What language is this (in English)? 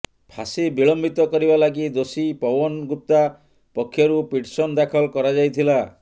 Odia